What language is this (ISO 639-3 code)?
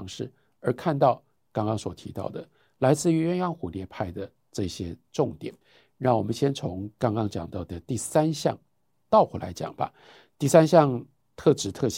zho